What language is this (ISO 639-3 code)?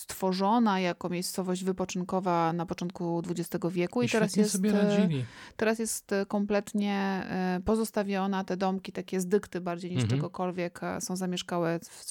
pol